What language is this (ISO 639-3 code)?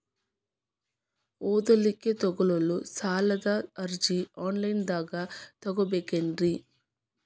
kan